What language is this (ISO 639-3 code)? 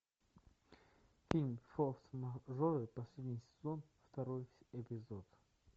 rus